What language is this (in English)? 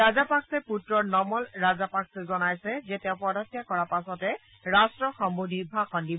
Assamese